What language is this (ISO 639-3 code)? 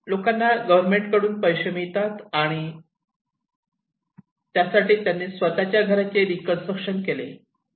mar